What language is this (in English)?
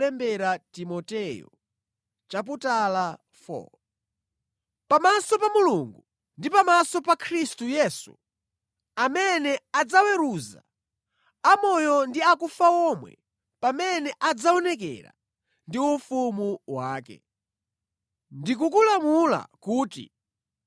Nyanja